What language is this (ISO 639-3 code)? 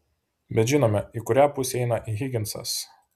lit